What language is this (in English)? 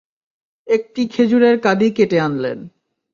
Bangla